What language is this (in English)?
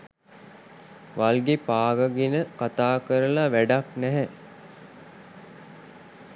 Sinhala